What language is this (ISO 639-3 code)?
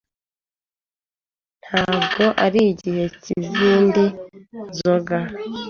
kin